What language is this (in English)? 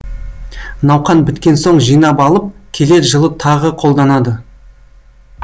Kazakh